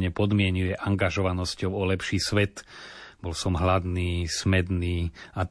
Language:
Slovak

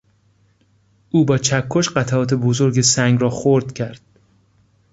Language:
Persian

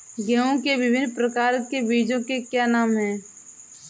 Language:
Hindi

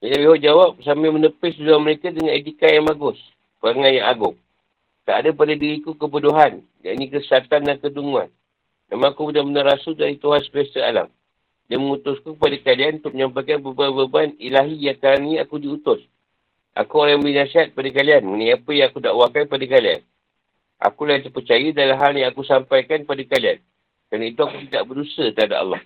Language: Malay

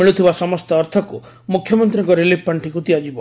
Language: Odia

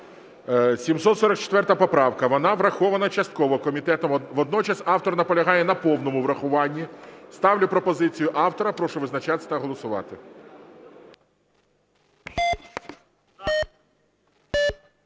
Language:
Ukrainian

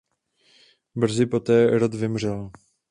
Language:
Czech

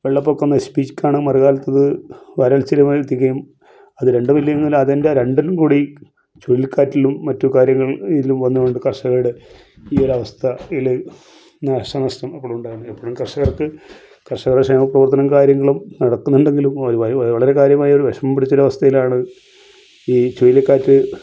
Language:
Malayalam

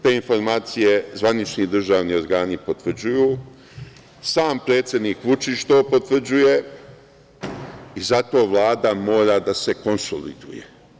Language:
Serbian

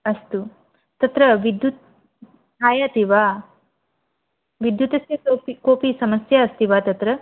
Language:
Sanskrit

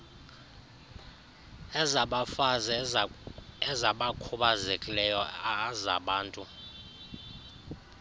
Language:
Xhosa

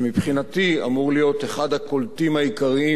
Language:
Hebrew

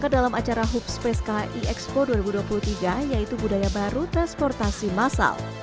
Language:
Indonesian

